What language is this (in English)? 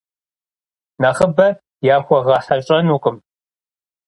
Kabardian